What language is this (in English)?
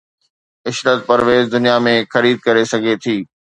Sindhi